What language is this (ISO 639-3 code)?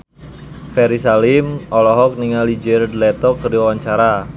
sun